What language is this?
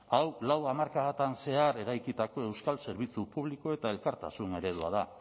Basque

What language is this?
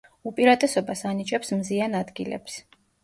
Georgian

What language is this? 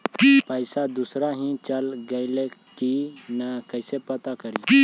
Magahi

